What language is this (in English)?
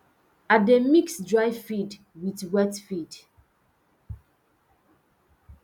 Nigerian Pidgin